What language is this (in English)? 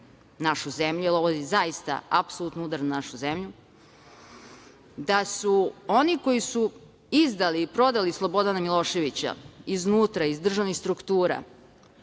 Serbian